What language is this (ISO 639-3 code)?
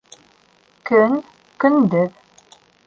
bak